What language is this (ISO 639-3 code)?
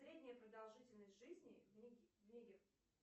rus